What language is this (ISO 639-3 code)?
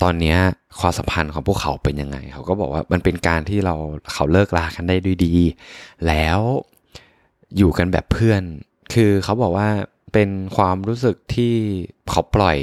tha